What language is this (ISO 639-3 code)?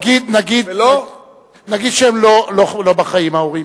heb